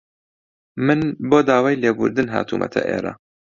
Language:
Central Kurdish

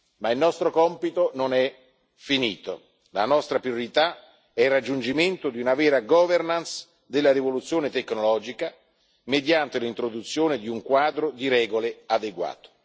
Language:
Italian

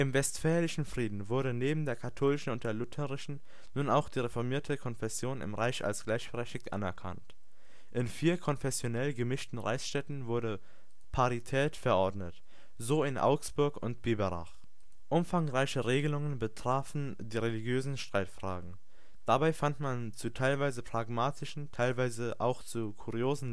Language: German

